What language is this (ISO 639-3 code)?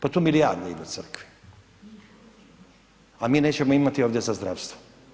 hrv